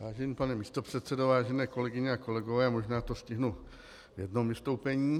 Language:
Czech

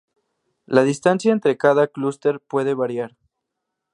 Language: Spanish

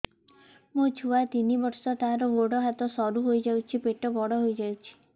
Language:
Odia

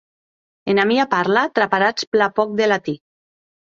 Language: Occitan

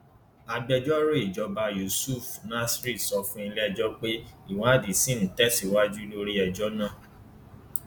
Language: Yoruba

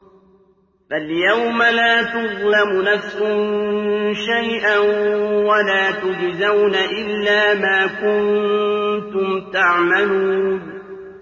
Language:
Arabic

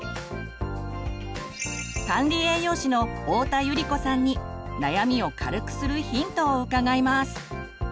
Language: Japanese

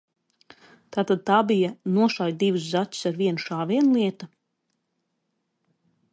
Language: Latvian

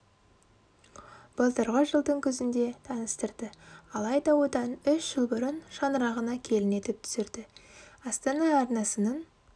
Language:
Kazakh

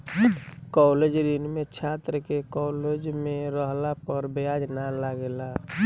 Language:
Bhojpuri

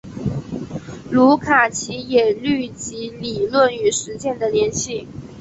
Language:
Chinese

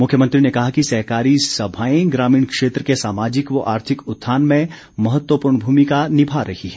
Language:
Hindi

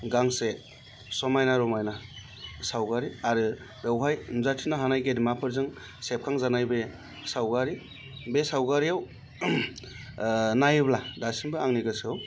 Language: Bodo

